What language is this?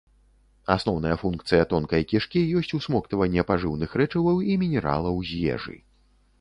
Belarusian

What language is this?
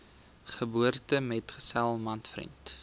Afrikaans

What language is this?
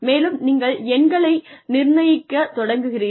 Tamil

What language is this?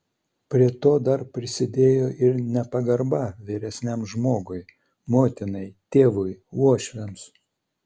Lithuanian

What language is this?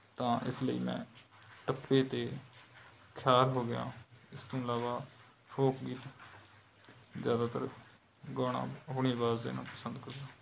Punjabi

